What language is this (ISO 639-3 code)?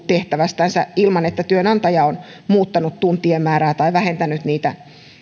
fin